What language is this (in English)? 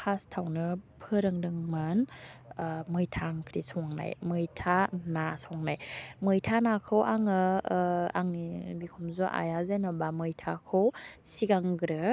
Bodo